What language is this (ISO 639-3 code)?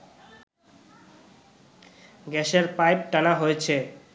ben